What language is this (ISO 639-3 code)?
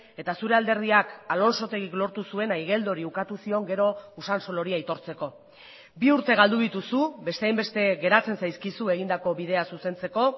eus